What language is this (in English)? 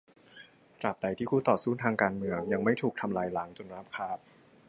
Thai